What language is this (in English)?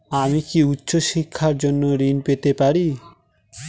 Bangla